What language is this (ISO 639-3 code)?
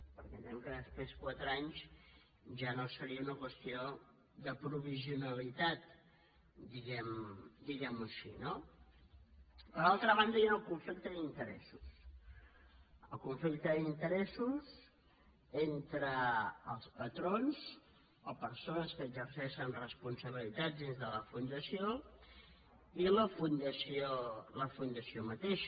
cat